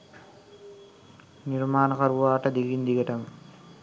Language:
Sinhala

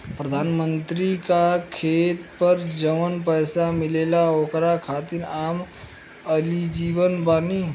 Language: Bhojpuri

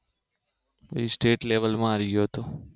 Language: Gujarati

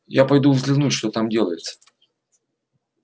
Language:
Russian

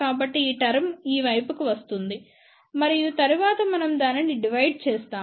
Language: Telugu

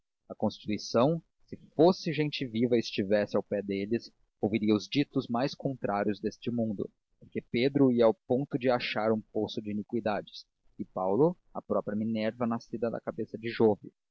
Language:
Portuguese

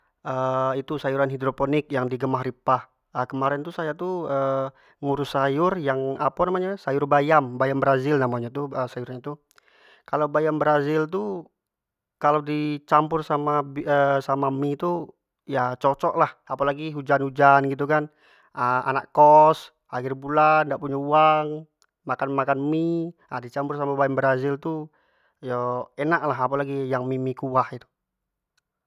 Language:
Jambi Malay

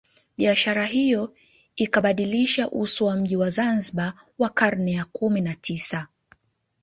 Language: Swahili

